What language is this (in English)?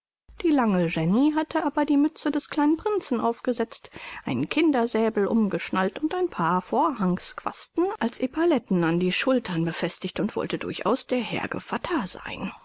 German